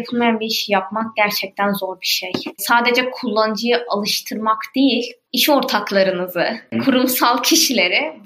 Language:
Turkish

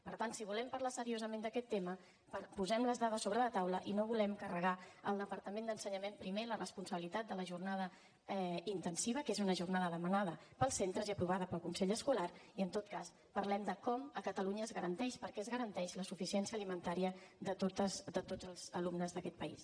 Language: Catalan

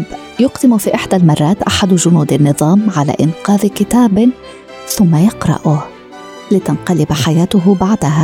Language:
Arabic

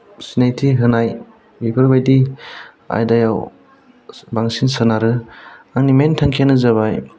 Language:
Bodo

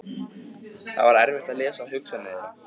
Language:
Icelandic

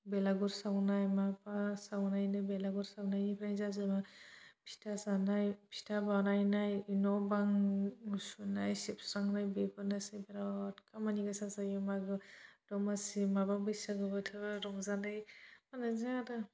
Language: Bodo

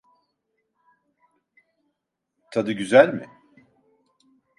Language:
Turkish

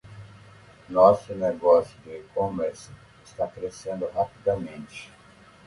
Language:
Portuguese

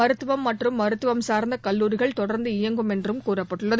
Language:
Tamil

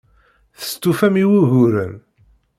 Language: Kabyle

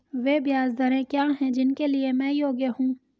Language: Hindi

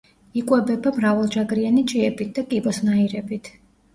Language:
Georgian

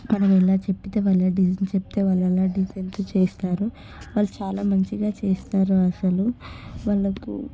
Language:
Telugu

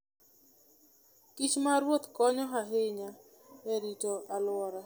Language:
Luo (Kenya and Tanzania)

